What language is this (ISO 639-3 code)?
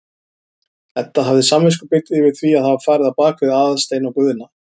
isl